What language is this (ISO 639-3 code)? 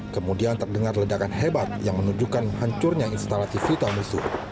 ind